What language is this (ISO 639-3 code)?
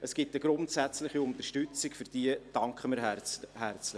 gsw